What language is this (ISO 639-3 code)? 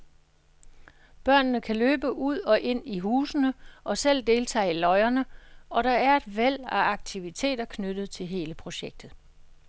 dan